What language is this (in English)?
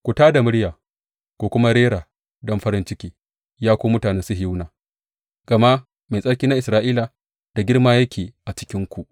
Hausa